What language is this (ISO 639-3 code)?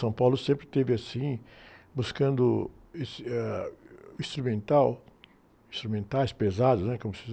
por